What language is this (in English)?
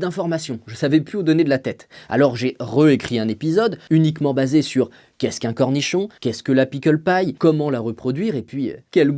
French